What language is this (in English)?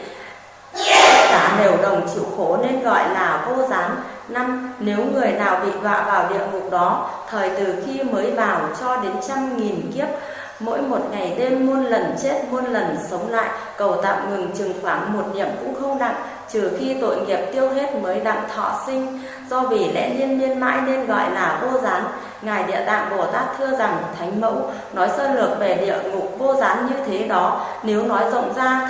Vietnamese